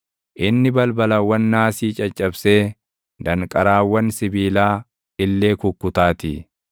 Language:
Oromo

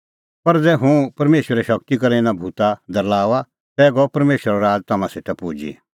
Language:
Kullu Pahari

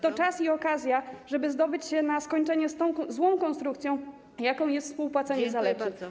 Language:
Polish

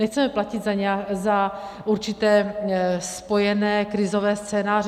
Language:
Czech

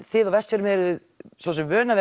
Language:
Icelandic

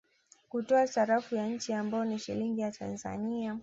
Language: Swahili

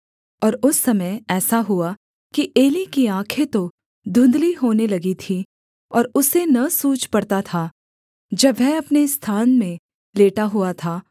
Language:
Hindi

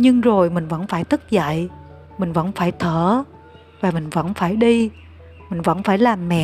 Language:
Vietnamese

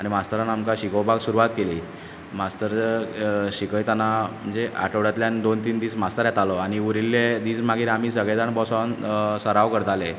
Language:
Konkani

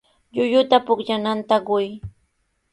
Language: Sihuas Ancash Quechua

